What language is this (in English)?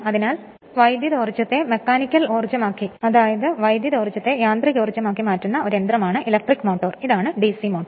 Malayalam